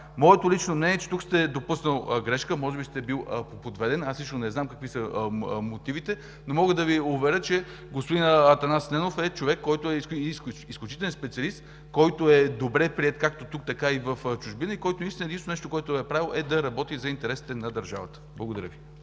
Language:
Bulgarian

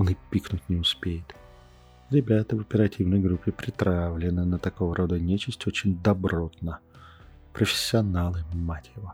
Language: Russian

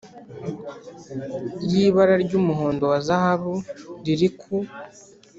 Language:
Kinyarwanda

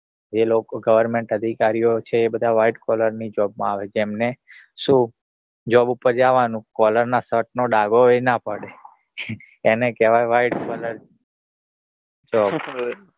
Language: Gujarati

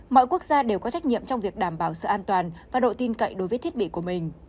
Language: Vietnamese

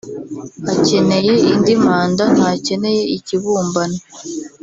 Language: Kinyarwanda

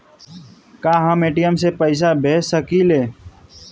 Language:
Bhojpuri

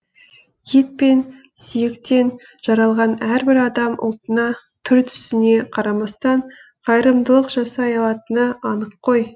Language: Kazakh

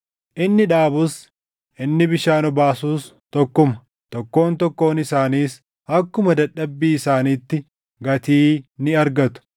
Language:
Oromo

